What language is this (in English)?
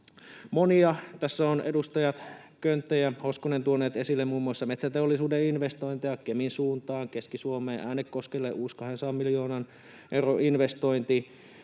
Finnish